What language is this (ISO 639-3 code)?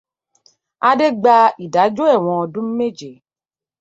yor